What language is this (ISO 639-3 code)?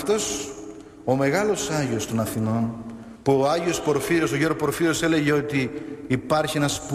ell